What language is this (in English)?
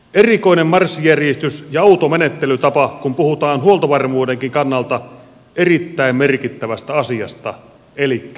Finnish